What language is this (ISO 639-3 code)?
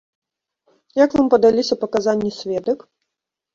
bel